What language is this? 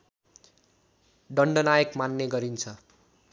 Nepali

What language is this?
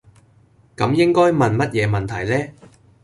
Cantonese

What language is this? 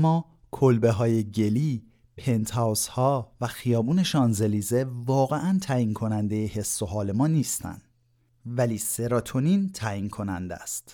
Persian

